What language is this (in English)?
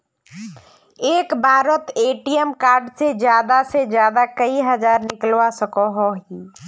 Magahi